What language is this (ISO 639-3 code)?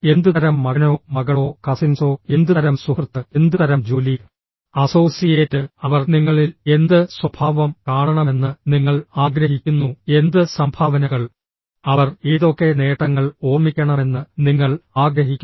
mal